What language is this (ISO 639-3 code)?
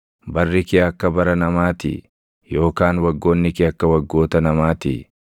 orm